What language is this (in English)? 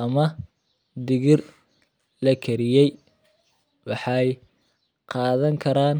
Somali